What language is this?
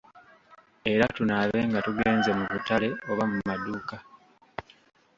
Ganda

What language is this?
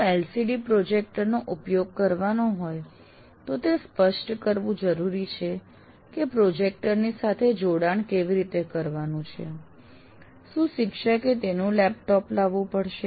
Gujarati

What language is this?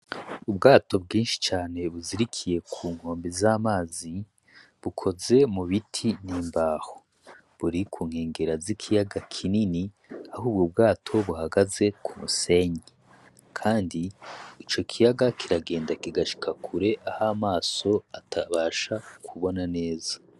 Rundi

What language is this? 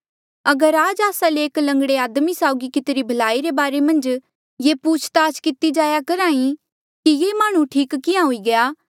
Mandeali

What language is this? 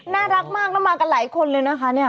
Thai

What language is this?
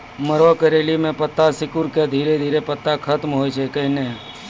Maithili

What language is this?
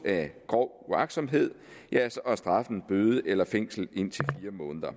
Danish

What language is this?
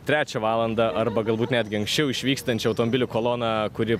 Lithuanian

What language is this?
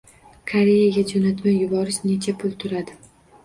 Uzbek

